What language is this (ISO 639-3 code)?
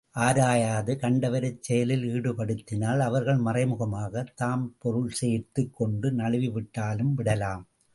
tam